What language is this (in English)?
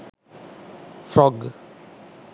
Sinhala